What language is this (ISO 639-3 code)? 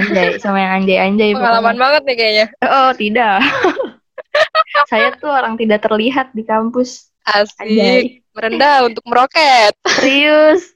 ind